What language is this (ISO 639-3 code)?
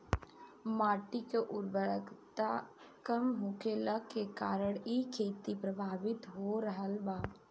bho